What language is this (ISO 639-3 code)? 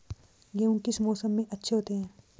hin